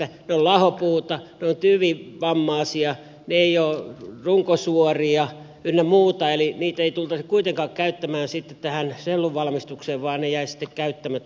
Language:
Finnish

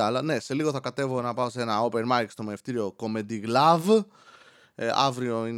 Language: Greek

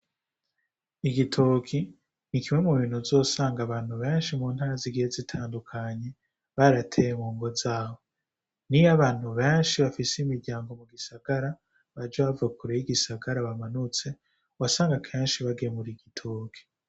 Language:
Rundi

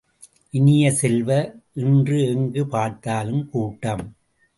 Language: Tamil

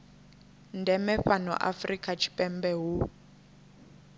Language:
Venda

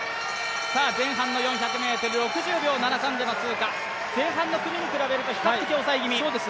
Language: Japanese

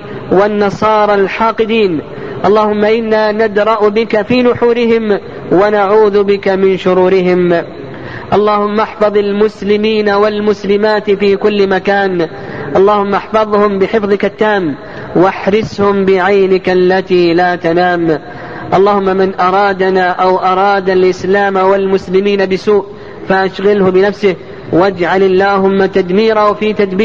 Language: Arabic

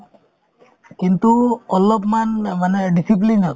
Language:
Assamese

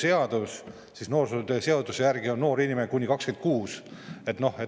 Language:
Estonian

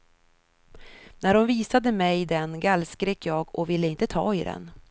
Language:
Swedish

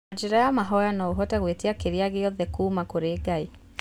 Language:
Kikuyu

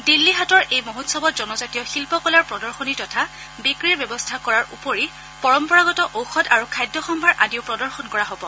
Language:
Assamese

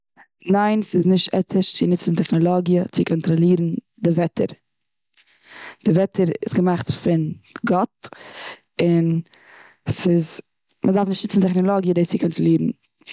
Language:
Yiddish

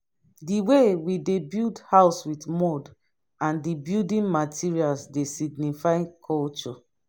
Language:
Nigerian Pidgin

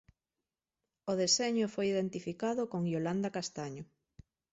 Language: Galician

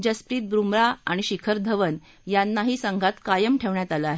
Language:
Marathi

